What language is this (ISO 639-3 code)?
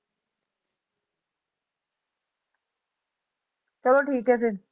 pan